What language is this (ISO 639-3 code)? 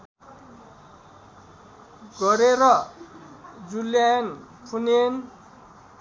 nep